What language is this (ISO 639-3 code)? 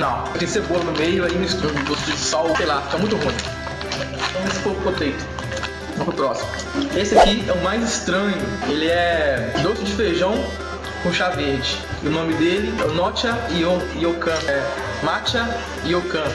por